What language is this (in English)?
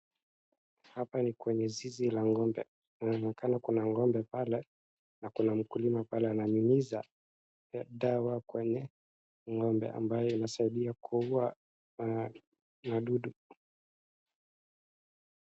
Swahili